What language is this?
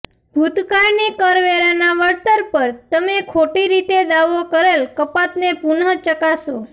Gujarati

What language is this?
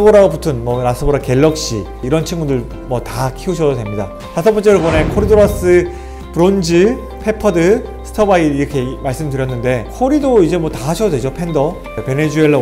Korean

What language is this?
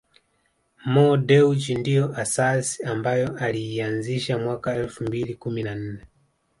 Swahili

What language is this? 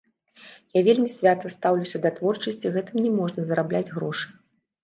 Belarusian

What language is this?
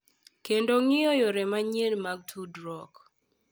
Luo (Kenya and Tanzania)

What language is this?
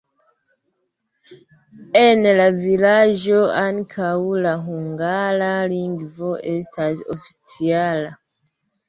Esperanto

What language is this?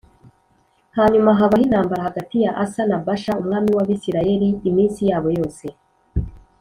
Kinyarwanda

